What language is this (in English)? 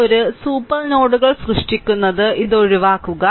Malayalam